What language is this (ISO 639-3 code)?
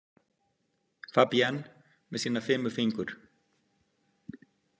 isl